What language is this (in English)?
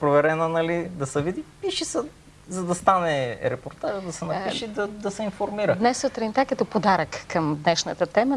Bulgarian